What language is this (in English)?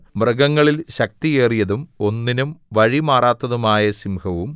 Malayalam